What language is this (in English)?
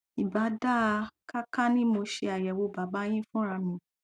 Yoruba